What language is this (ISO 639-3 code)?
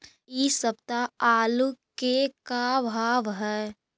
mag